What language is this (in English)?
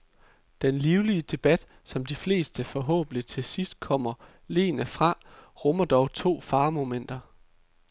Danish